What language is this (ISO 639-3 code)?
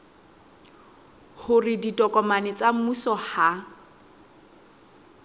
sot